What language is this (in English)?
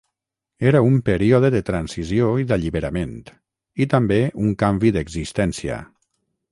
Catalan